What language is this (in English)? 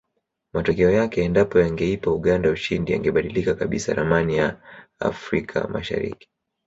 Swahili